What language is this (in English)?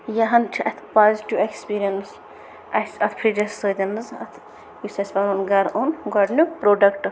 Kashmiri